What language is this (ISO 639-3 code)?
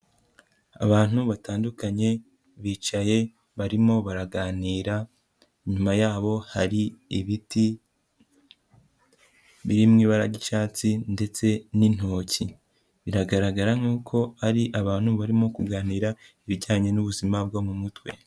kin